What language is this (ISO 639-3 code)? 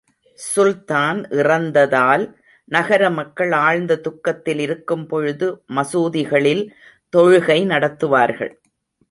tam